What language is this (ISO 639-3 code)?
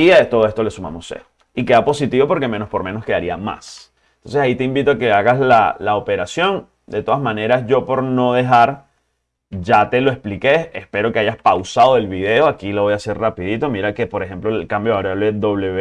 spa